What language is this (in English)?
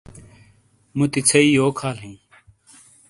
Shina